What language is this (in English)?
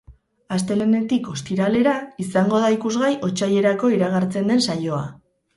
Basque